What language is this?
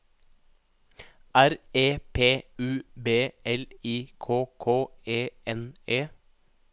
Norwegian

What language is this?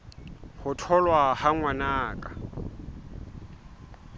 Southern Sotho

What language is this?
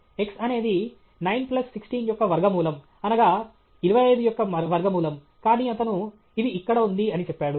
Telugu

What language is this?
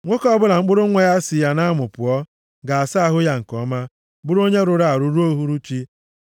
Igbo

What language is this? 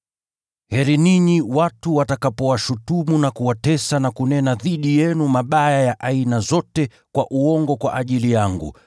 Swahili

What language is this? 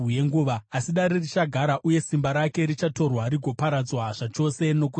Shona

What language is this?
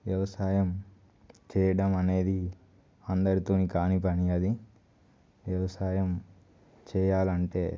Telugu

